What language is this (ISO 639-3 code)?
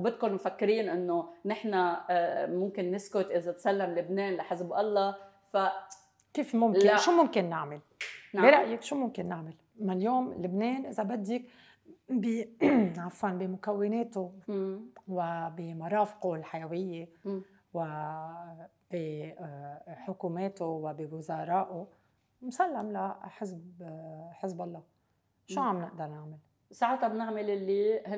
ara